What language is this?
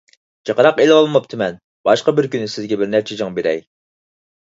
Uyghur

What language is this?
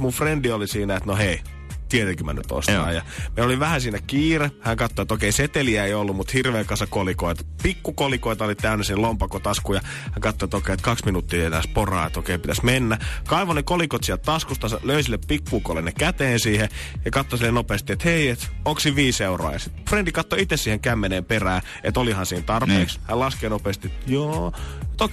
Finnish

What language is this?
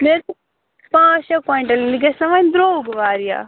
Kashmiri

